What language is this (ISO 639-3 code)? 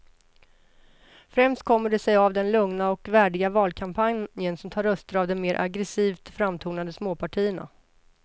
swe